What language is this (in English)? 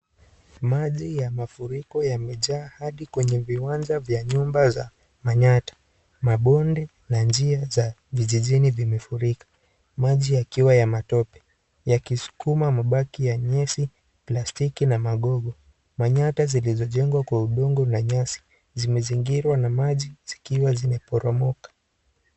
Swahili